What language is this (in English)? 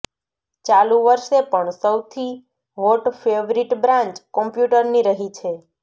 Gujarati